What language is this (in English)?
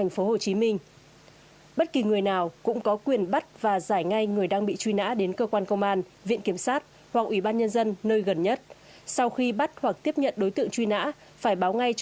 Vietnamese